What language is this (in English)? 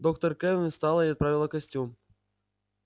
Russian